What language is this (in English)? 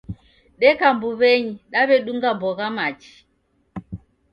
Taita